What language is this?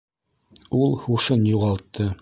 Bashkir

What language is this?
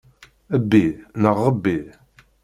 Kabyle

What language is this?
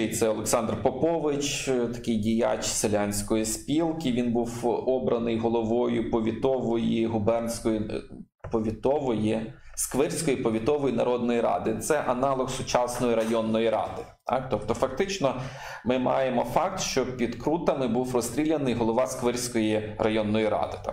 Ukrainian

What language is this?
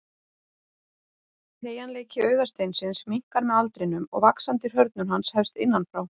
Icelandic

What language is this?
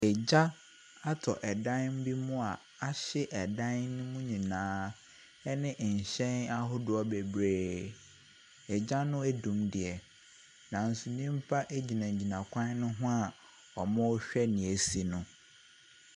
Akan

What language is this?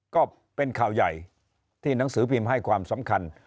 Thai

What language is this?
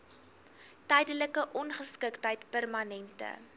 Afrikaans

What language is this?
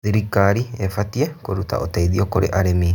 Kikuyu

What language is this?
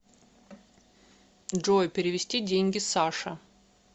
Russian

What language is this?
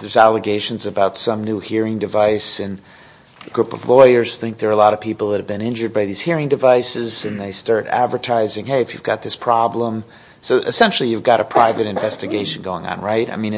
English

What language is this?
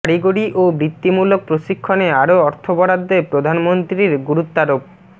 Bangla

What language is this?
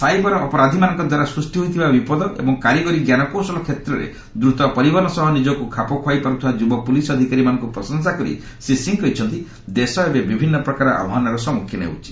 Odia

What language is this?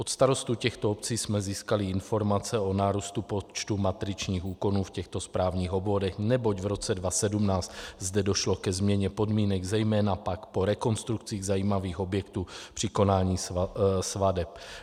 Czech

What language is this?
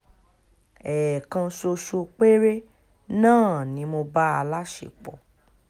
Yoruba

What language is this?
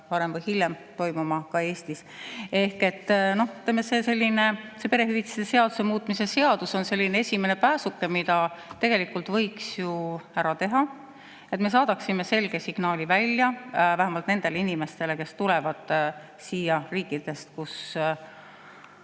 Estonian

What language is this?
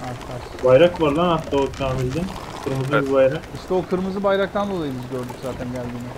Turkish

